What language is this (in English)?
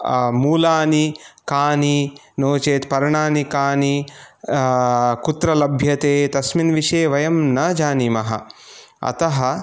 Sanskrit